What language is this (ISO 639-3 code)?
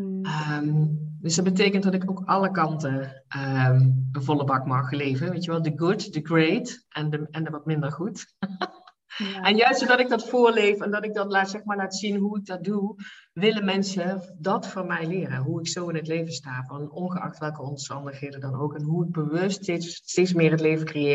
nld